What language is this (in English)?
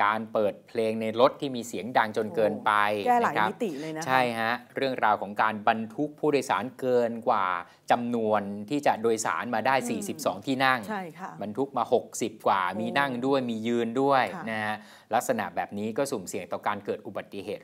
Thai